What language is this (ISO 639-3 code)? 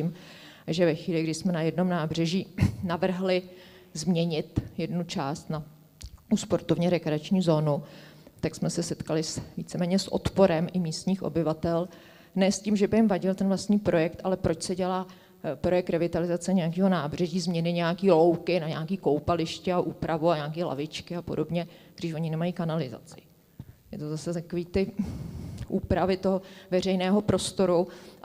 ces